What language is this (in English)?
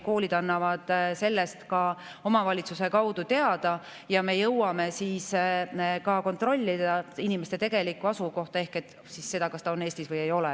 Estonian